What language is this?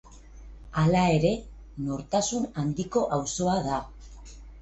Basque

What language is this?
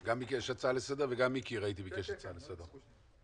Hebrew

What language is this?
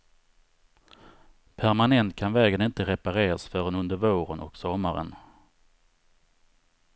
Swedish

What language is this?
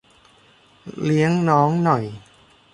Thai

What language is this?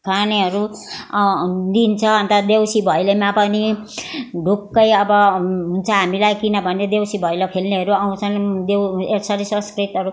Nepali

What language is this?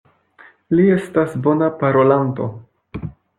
Esperanto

